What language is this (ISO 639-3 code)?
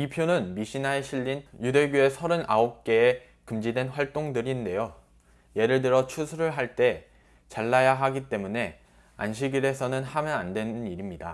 kor